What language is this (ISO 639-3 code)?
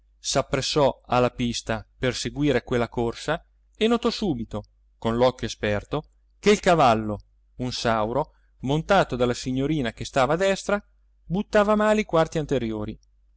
ita